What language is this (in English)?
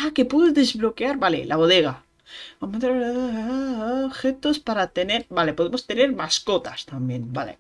Spanish